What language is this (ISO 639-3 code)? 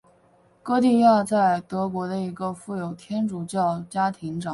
zho